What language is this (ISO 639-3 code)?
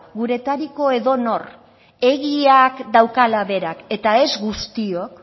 eus